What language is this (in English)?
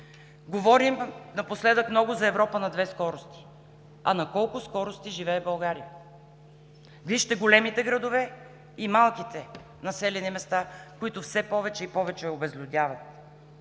Bulgarian